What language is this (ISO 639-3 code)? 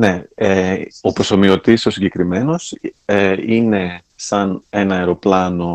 ell